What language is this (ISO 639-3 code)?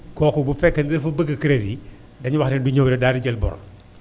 wol